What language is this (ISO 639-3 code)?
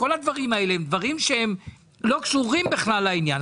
heb